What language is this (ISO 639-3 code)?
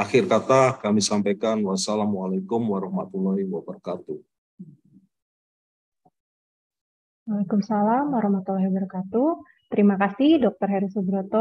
ind